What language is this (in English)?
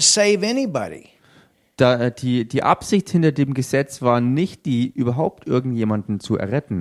German